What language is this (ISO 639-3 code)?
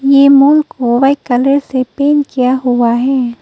hin